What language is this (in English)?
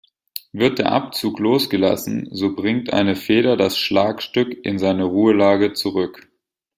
German